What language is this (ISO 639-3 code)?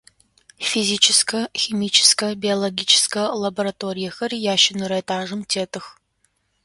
ady